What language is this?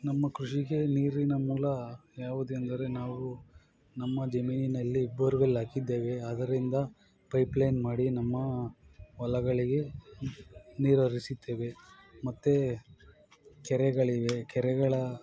Kannada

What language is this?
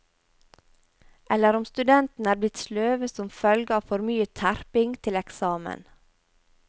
Norwegian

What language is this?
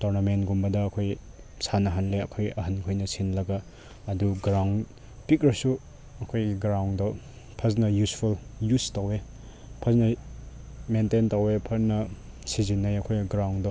Manipuri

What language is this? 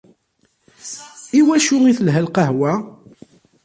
Kabyle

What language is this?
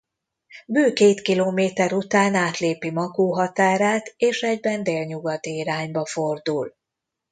Hungarian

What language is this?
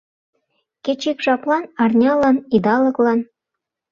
Mari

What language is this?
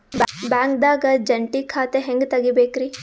Kannada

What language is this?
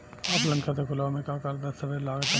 Bhojpuri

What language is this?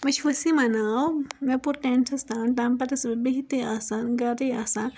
Kashmiri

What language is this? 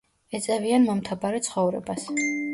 Georgian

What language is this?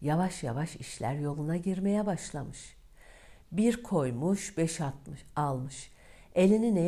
Turkish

